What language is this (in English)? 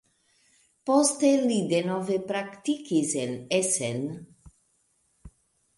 Esperanto